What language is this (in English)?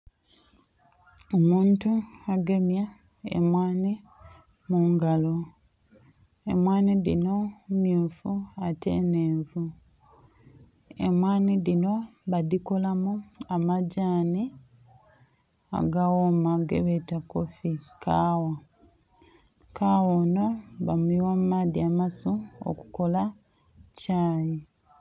Soga